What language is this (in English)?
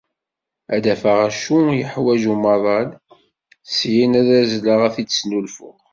Kabyle